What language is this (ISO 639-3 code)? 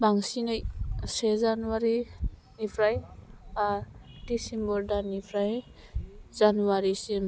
brx